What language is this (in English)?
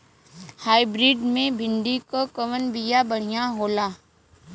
Bhojpuri